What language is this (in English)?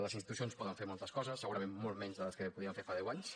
Catalan